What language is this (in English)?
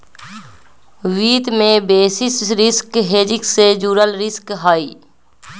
Magahi